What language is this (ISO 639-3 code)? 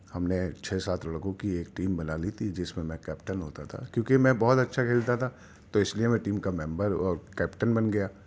urd